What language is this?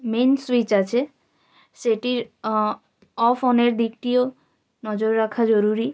Bangla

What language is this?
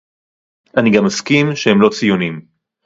Hebrew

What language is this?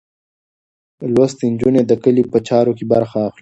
Pashto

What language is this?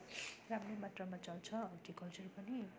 Nepali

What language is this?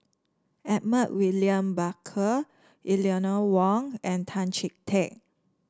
English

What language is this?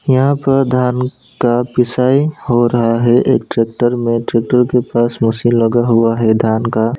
Hindi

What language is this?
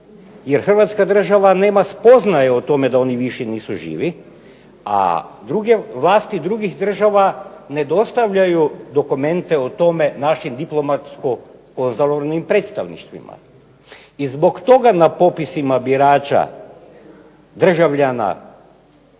Croatian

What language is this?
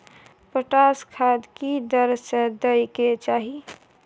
Maithili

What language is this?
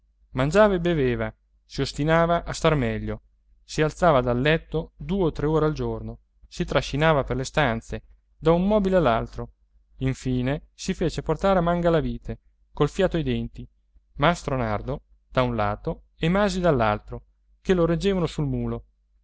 Italian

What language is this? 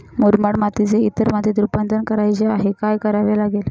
Marathi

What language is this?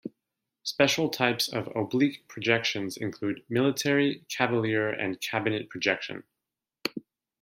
English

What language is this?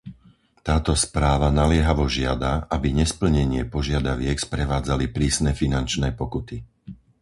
Slovak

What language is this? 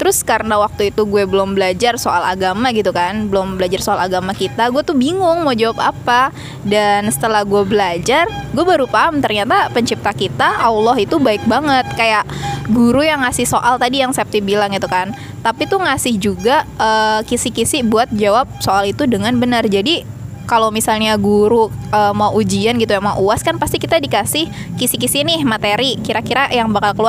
Indonesian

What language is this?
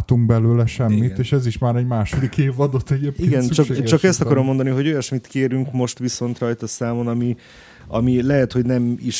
Hungarian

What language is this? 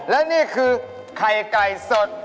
Thai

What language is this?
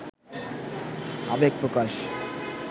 Bangla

